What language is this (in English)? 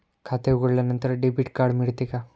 Marathi